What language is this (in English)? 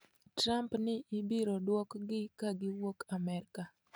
Luo (Kenya and Tanzania)